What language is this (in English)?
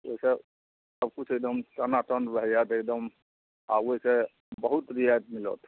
Maithili